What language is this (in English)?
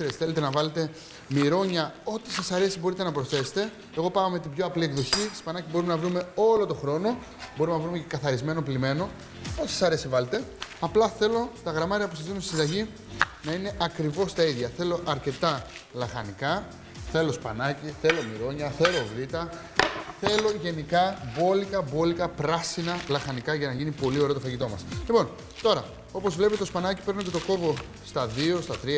Greek